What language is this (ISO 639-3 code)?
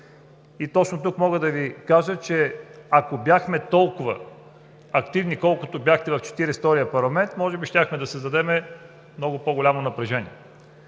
bul